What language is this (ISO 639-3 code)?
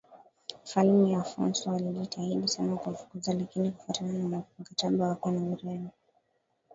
swa